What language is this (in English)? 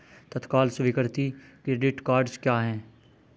Hindi